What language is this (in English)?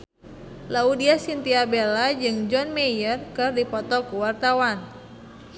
Sundanese